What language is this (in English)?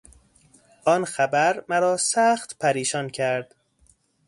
Persian